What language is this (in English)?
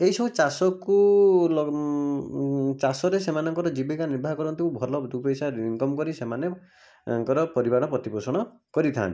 Odia